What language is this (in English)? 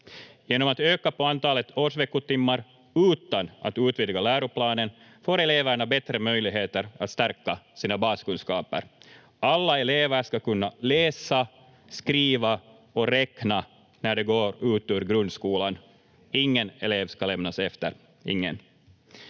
Finnish